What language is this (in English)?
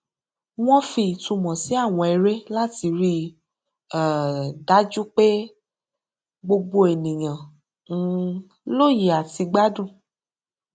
Yoruba